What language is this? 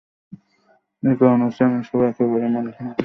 Bangla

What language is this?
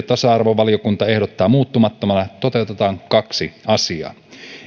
Finnish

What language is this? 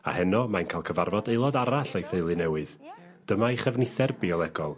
Welsh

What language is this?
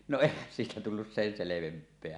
Finnish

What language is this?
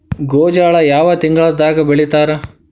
Kannada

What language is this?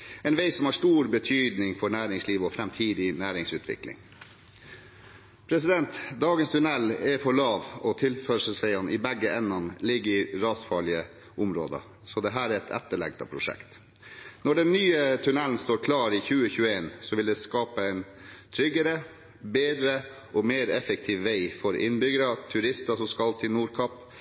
Norwegian Bokmål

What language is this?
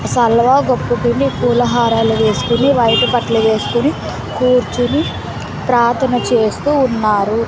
Telugu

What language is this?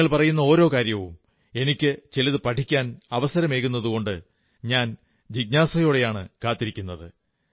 Malayalam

